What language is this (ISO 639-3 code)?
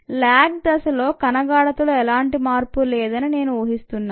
tel